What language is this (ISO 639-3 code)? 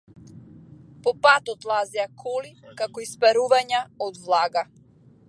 mkd